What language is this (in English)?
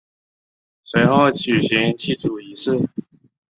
Chinese